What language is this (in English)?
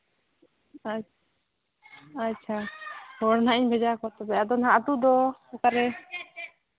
Santali